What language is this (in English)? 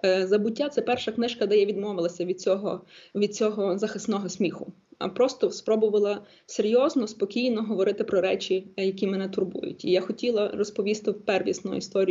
Ukrainian